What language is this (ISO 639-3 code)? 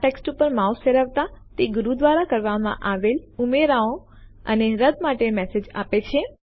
guj